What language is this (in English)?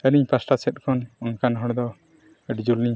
Santali